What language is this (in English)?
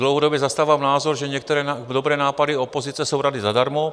Czech